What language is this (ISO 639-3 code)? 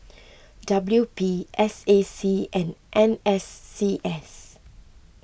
eng